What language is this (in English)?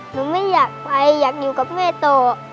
Thai